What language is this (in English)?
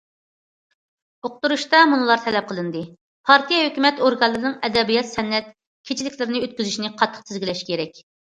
Uyghur